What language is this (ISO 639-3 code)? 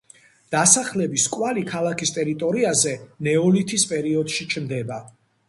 kat